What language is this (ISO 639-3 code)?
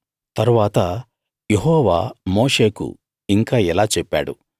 tel